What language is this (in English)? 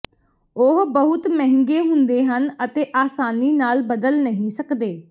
Punjabi